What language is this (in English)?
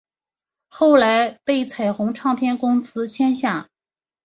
Chinese